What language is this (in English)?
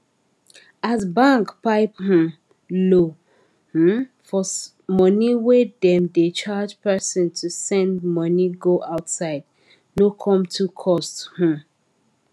Nigerian Pidgin